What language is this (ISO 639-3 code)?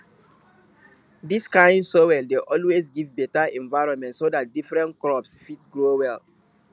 pcm